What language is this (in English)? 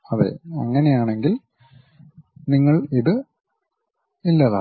Malayalam